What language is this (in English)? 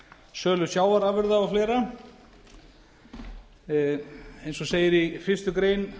Icelandic